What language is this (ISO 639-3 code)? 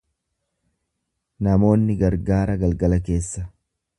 orm